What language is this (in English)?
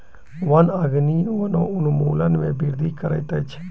Maithili